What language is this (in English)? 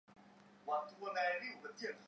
Chinese